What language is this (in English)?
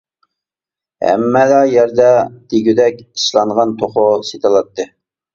Uyghur